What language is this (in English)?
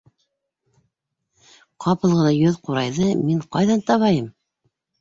Bashkir